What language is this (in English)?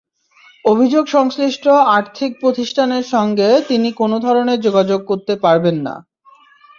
Bangla